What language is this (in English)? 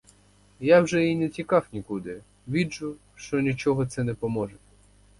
Ukrainian